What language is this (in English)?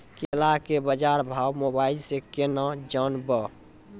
Maithili